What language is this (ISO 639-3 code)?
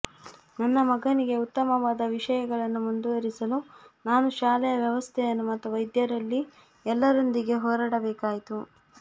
kan